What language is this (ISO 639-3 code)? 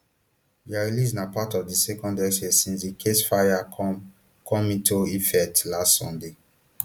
pcm